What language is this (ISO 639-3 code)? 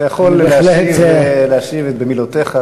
heb